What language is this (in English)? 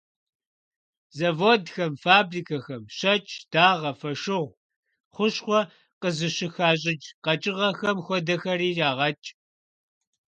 Kabardian